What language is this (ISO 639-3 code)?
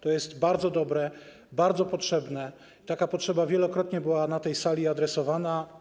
pol